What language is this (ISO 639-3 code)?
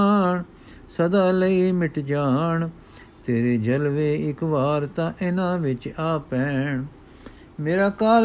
pan